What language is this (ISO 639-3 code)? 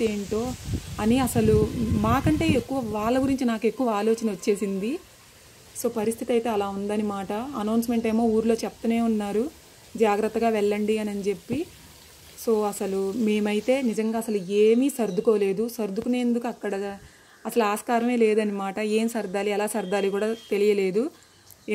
tel